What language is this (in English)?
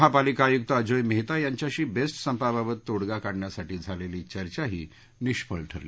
Marathi